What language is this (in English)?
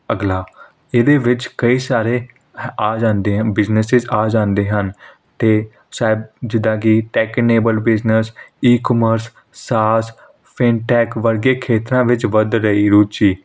Punjabi